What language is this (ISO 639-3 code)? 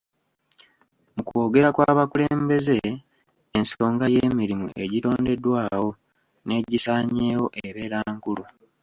lug